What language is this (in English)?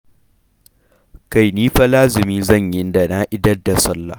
Hausa